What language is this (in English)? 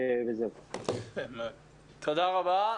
Hebrew